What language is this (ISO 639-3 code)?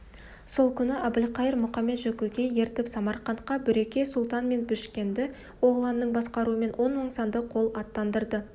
kaz